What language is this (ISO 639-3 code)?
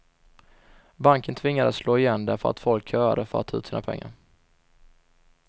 swe